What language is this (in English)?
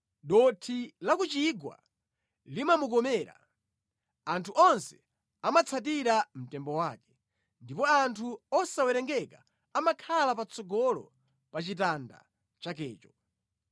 Nyanja